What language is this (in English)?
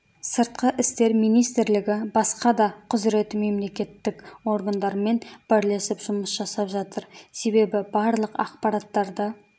Kazakh